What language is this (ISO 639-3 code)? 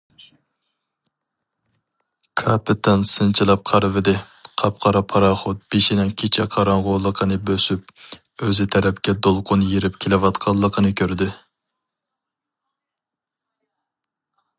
uig